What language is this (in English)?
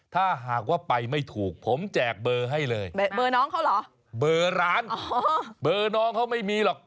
Thai